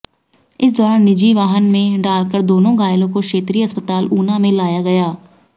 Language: Hindi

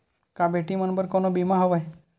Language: Chhattisgarhi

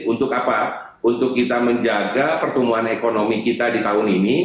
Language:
Indonesian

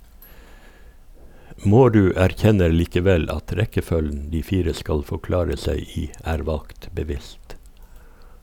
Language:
Norwegian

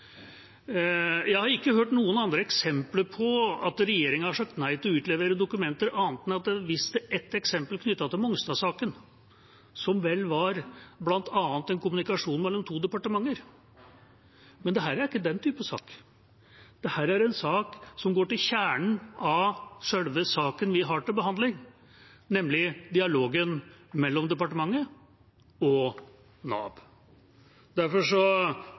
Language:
Norwegian Bokmål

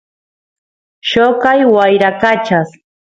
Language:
Santiago del Estero Quichua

